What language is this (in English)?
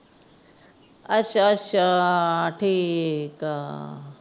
Punjabi